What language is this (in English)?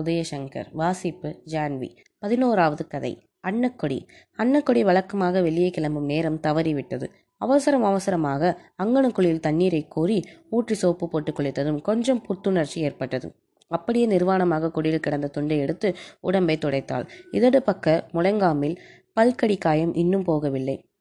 Tamil